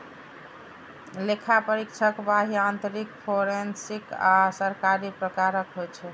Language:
Maithili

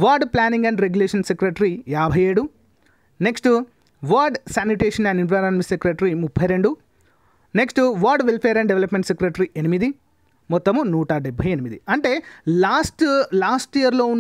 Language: Hindi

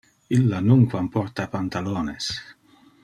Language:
Interlingua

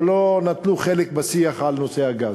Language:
Hebrew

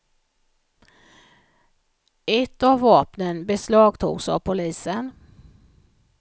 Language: Swedish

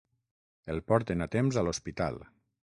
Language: Catalan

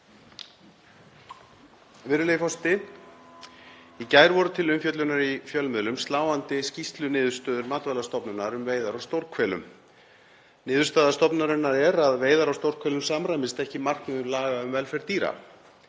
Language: Icelandic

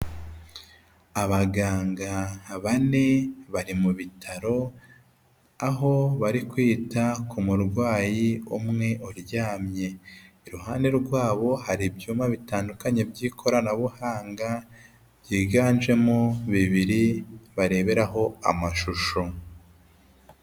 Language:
Kinyarwanda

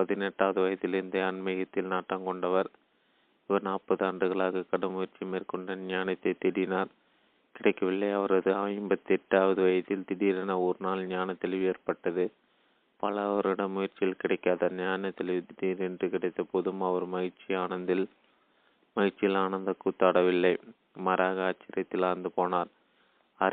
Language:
Tamil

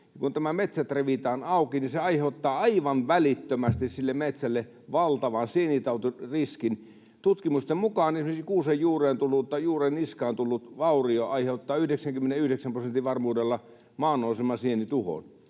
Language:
Finnish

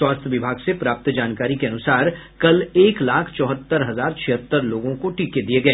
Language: Hindi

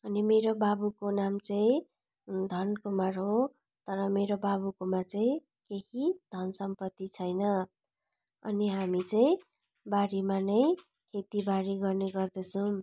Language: Nepali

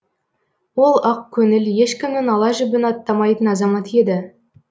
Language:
Kazakh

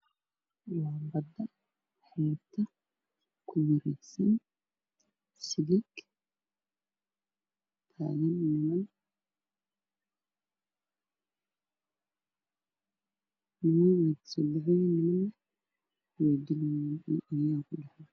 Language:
Somali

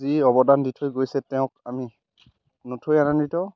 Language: Assamese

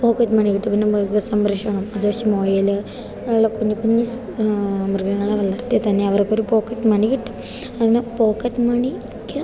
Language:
Malayalam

